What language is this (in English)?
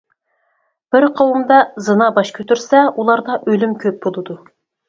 Uyghur